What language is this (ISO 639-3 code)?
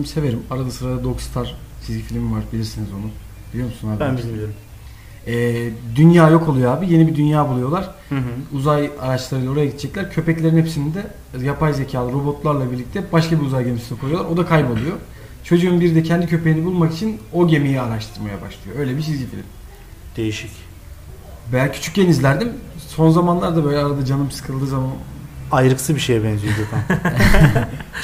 tur